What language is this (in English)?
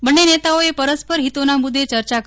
Gujarati